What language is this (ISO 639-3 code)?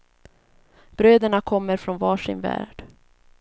swe